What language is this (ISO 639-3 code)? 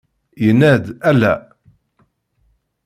kab